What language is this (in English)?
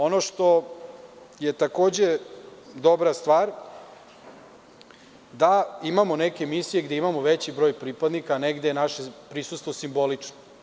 Serbian